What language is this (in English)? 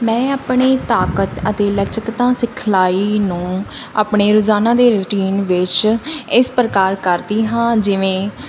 Punjabi